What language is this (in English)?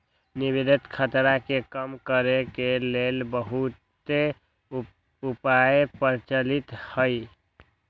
Magahi